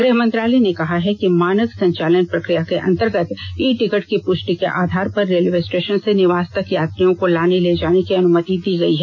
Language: Hindi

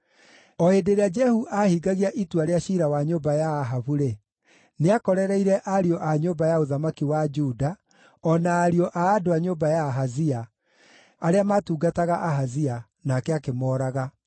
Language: Kikuyu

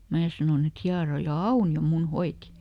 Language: Finnish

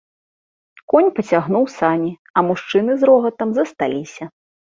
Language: Belarusian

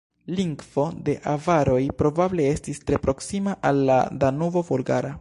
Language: Esperanto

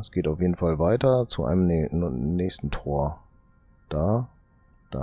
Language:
German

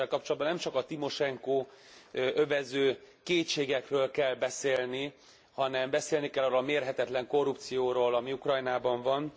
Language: Hungarian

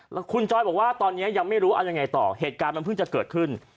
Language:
Thai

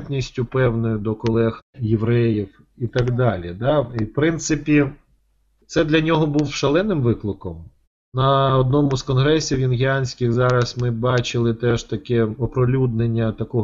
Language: Ukrainian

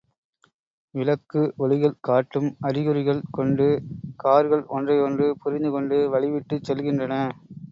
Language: Tamil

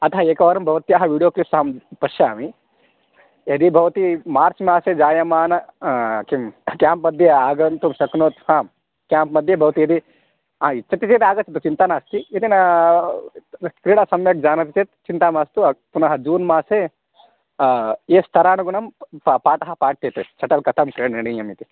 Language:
Sanskrit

